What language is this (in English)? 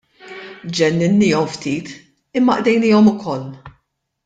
Maltese